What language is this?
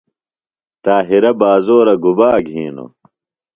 Phalura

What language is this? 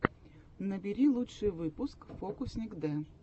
Russian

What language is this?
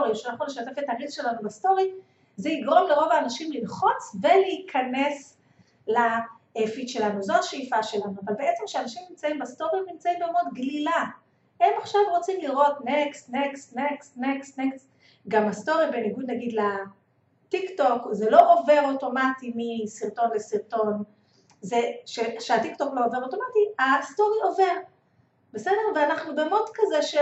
Hebrew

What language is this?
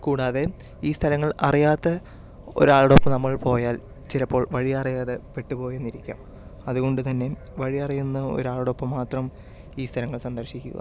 Malayalam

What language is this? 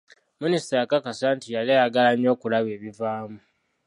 Ganda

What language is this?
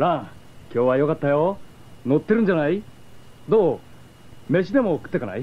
Japanese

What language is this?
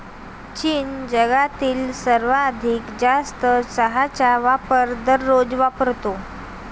Marathi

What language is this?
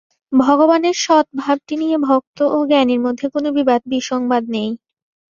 Bangla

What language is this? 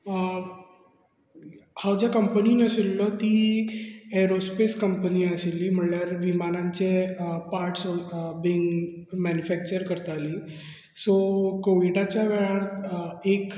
Konkani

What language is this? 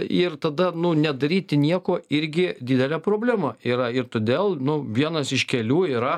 Lithuanian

